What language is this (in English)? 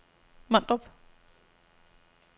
Danish